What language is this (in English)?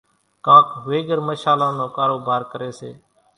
Kachi Koli